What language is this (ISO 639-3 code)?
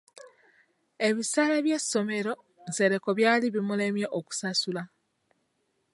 lug